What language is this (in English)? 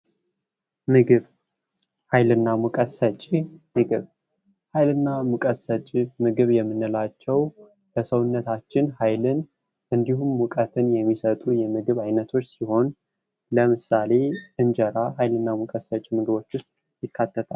Amharic